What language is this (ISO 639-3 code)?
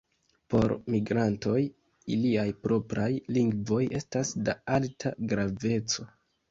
epo